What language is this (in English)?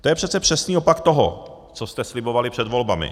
Czech